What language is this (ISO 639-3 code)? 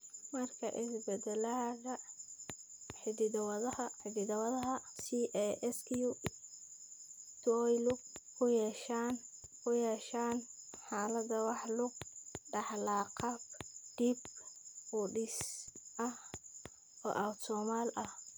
som